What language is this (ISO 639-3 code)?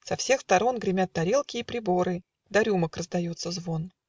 rus